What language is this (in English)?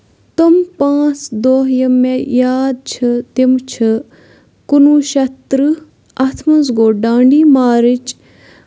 Kashmiri